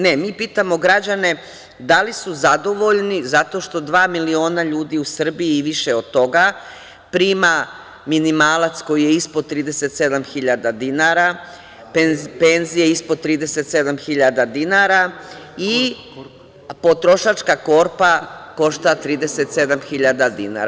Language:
Serbian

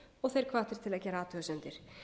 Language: Icelandic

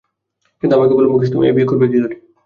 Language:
Bangla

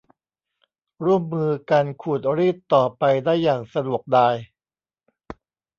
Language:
Thai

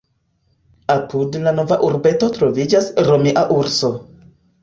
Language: Esperanto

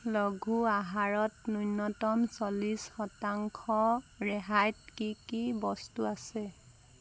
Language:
Assamese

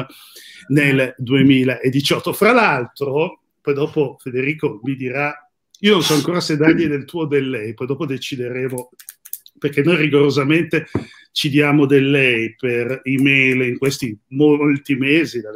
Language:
Italian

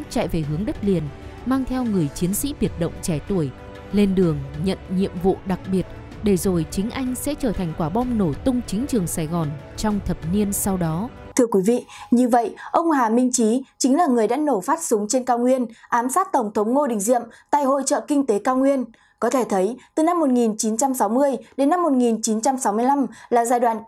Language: Vietnamese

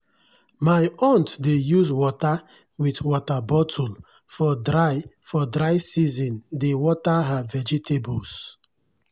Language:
Nigerian Pidgin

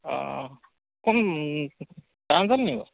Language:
Assamese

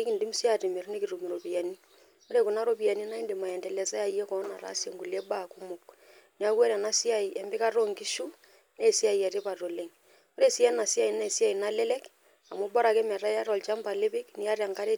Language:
Masai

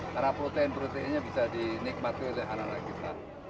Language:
Indonesian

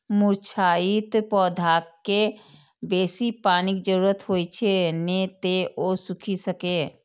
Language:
Maithili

